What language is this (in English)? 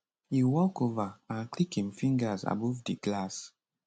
Nigerian Pidgin